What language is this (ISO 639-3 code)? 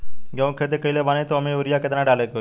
bho